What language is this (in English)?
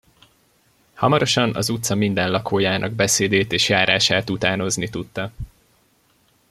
Hungarian